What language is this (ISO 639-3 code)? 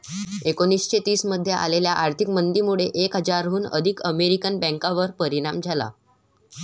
mar